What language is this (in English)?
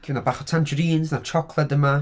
Welsh